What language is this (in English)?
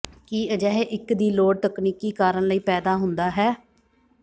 Punjabi